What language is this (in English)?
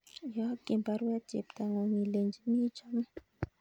Kalenjin